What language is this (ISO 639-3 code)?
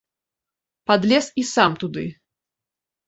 bel